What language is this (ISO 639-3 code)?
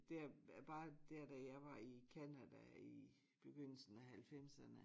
dan